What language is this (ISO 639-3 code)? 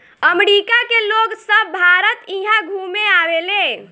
bho